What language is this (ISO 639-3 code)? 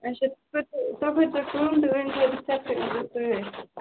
kas